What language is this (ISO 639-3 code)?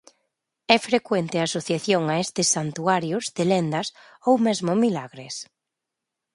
glg